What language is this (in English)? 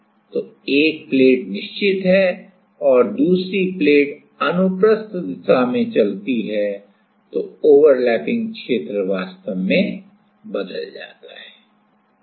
Hindi